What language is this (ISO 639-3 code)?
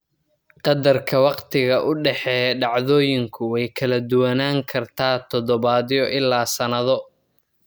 som